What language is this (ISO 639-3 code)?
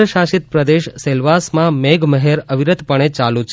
guj